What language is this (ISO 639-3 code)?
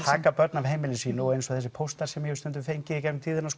isl